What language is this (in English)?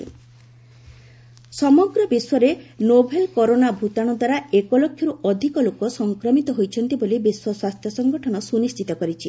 Odia